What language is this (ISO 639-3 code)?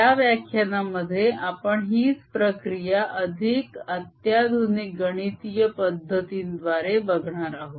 mar